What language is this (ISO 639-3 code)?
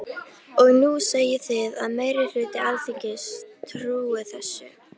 isl